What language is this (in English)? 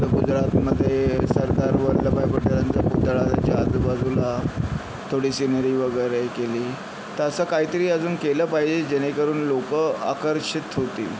Marathi